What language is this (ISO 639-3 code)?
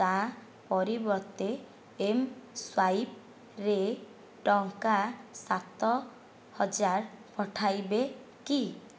ori